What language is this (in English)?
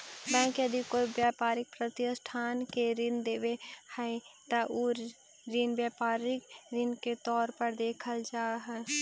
Magahi